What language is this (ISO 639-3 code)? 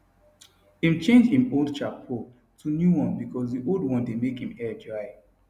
pcm